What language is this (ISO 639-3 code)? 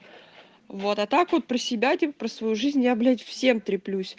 rus